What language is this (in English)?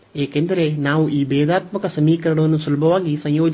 Kannada